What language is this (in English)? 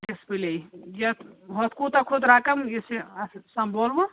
Kashmiri